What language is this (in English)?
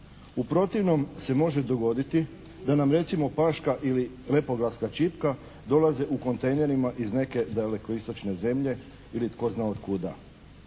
Croatian